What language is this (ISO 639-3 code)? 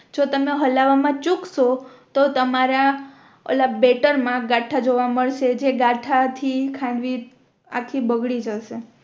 guj